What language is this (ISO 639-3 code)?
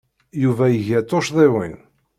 kab